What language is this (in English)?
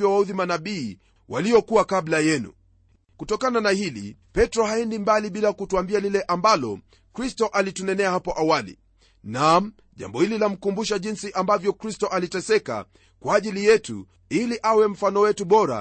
Swahili